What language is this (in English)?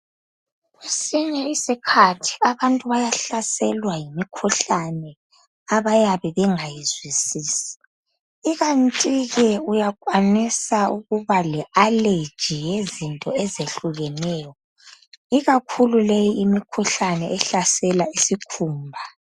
North Ndebele